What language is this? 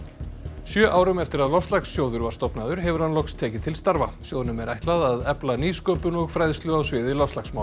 Icelandic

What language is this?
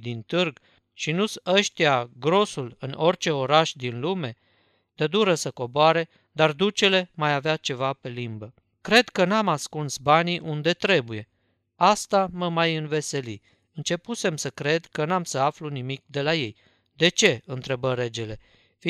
Romanian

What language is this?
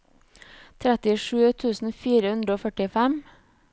Norwegian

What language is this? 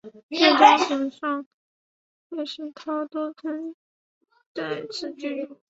Chinese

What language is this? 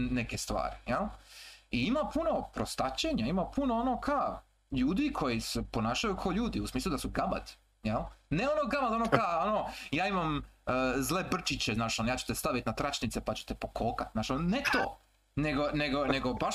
Croatian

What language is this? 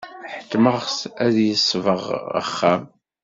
Kabyle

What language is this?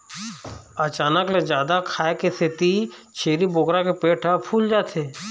Chhattisgarhi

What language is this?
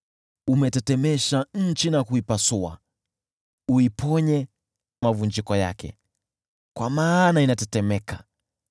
Swahili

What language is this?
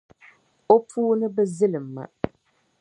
Dagbani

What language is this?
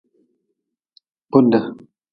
Nawdm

